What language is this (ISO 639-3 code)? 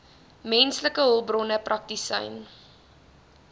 afr